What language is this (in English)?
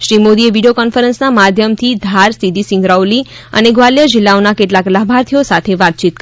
Gujarati